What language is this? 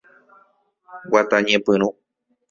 Guarani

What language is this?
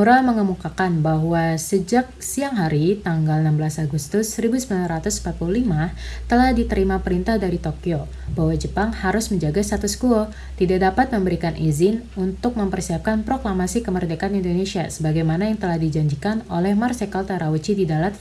Indonesian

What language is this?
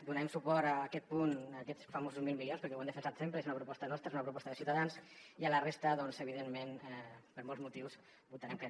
Catalan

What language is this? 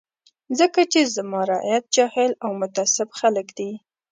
Pashto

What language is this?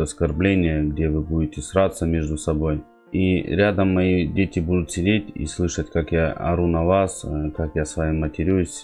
Russian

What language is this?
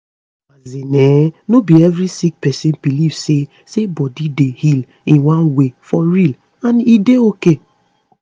Nigerian Pidgin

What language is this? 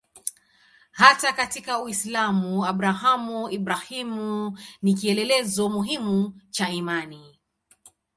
Swahili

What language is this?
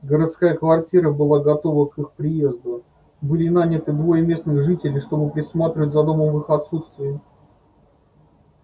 Russian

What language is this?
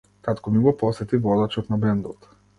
Macedonian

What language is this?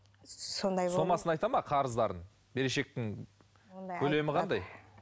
Kazakh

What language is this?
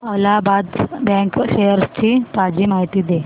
Marathi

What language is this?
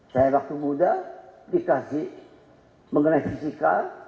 Indonesian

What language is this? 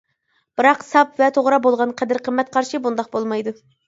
Uyghur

